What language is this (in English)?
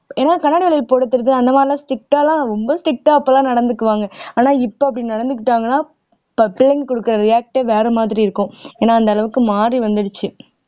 Tamil